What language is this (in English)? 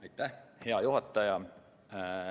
Estonian